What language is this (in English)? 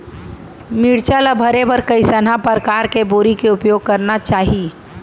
Chhattisgarhi